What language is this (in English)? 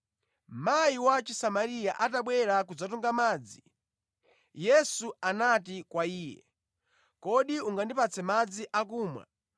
Nyanja